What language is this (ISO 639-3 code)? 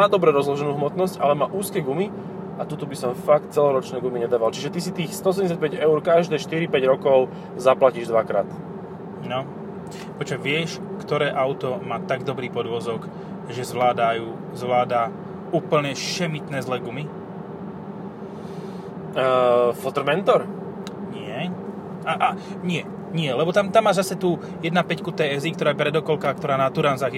slk